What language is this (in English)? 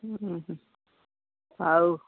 Odia